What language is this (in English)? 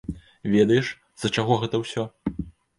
Belarusian